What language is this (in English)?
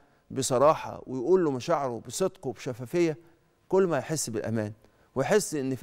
Arabic